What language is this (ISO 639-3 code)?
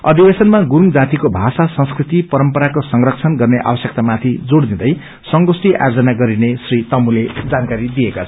nep